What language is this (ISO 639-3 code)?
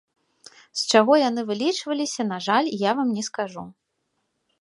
bel